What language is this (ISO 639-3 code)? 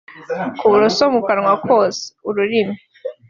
kin